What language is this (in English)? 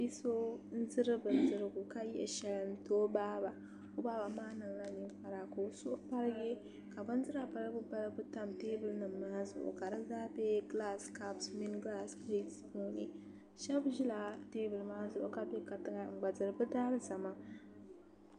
Dagbani